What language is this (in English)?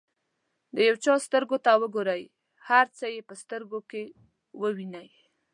Pashto